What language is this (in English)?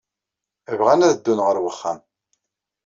Kabyle